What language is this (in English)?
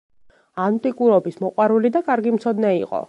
Georgian